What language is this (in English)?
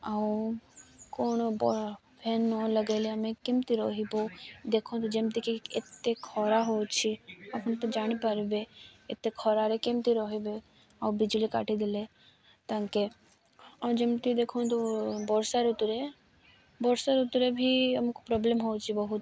Odia